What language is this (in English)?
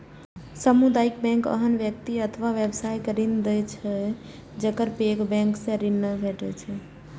Maithili